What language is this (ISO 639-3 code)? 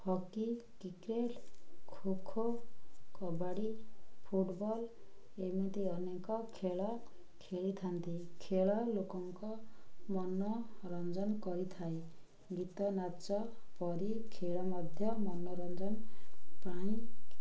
ori